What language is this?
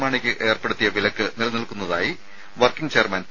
Malayalam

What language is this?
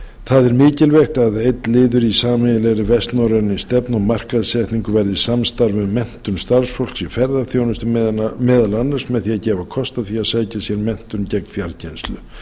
Icelandic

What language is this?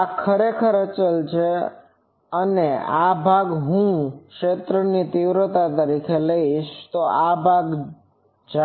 Gujarati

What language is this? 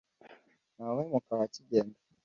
Kinyarwanda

